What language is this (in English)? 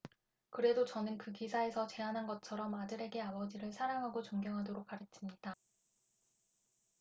Korean